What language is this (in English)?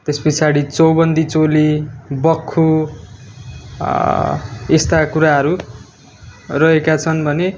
Nepali